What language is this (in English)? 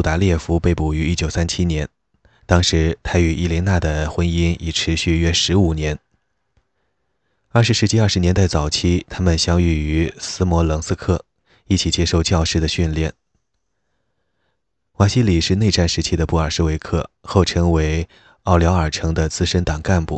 Chinese